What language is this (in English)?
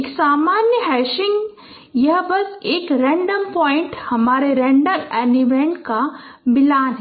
Hindi